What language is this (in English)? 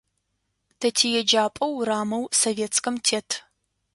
Adyghe